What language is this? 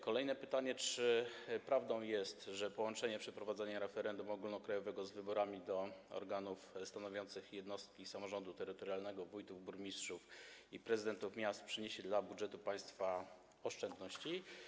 Polish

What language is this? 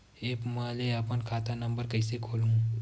Chhattisgarhi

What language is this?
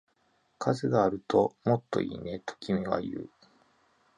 Japanese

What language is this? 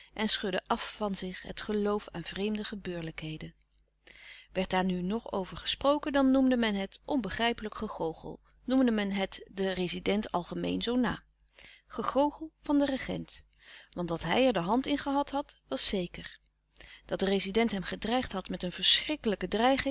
Dutch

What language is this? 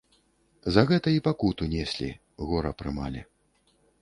Belarusian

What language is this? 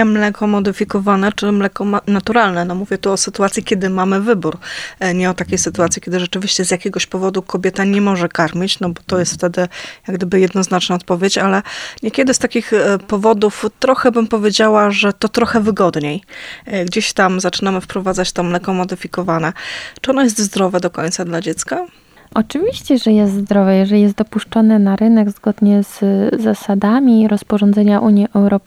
Polish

